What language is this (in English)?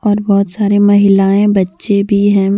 Hindi